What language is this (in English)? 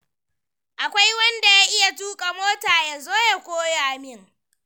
Hausa